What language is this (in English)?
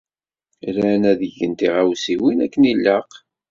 Kabyle